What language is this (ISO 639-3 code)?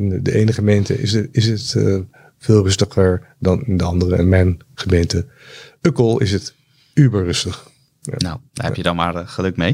nld